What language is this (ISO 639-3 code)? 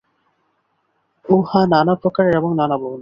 ben